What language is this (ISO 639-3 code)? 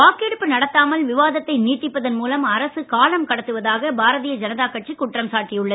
tam